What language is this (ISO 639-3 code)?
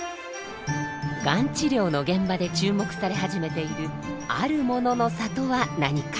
jpn